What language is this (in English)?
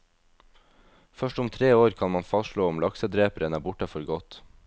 Norwegian